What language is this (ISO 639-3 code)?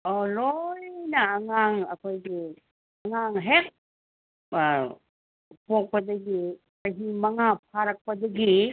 mni